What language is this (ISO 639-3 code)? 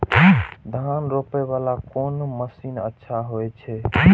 mai